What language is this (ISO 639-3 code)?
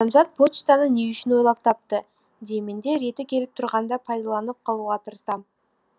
kaz